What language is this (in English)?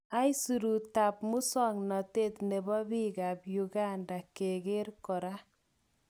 Kalenjin